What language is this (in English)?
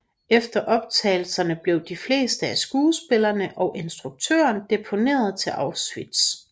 Danish